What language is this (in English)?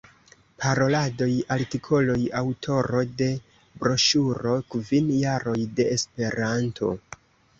Esperanto